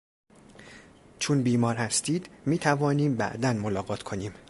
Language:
Persian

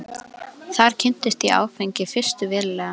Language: Icelandic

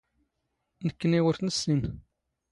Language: Standard Moroccan Tamazight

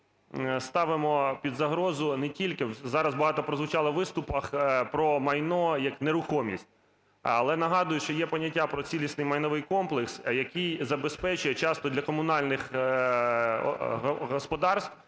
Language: Ukrainian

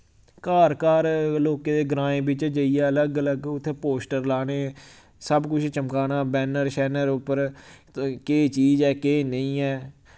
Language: Dogri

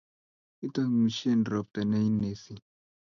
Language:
Kalenjin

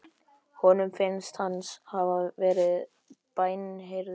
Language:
Icelandic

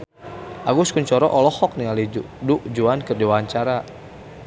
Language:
Sundanese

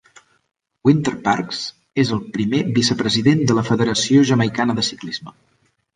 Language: Catalan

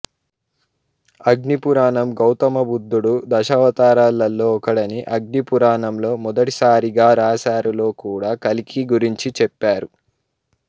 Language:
Telugu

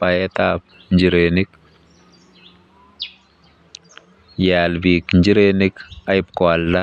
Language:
Kalenjin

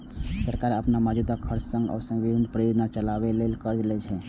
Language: Maithili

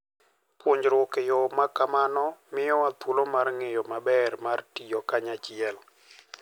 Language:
Luo (Kenya and Tanzania)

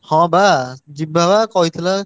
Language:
Odia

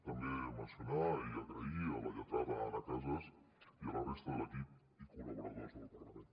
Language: Catalan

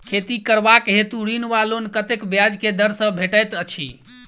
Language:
Maithili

